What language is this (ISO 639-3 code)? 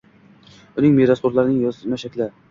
uzb